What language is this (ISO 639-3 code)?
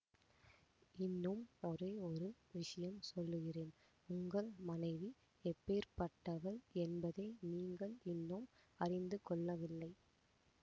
tam